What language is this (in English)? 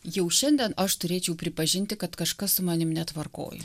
Lithuanian